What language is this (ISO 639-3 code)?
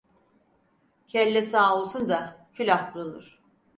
tur